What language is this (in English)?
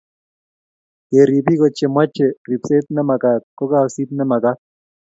Kalenjin